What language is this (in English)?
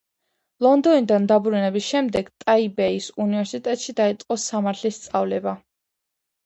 Georgian